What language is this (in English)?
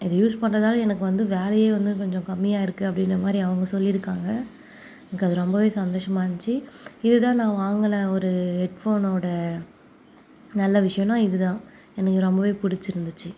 Tamil